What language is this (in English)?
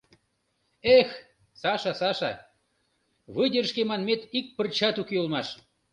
Mari